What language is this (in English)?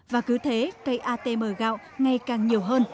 Vietnamese